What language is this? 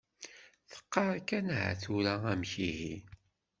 Kabyle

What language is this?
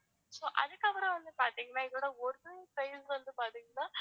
Tamil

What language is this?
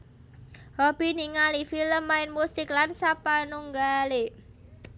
Javanese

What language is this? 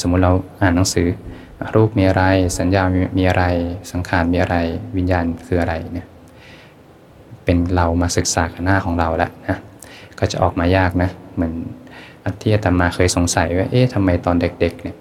Thai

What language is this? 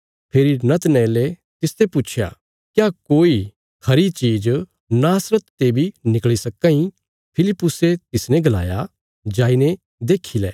Bilaspuri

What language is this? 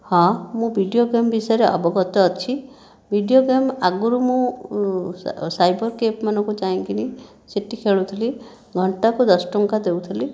Odia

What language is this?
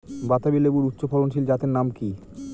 Bangla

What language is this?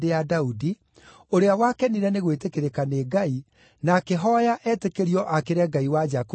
Kikuyu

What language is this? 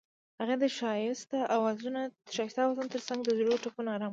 Pashto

